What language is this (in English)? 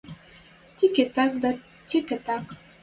Western Mari